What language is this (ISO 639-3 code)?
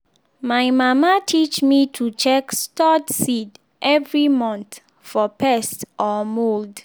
pcm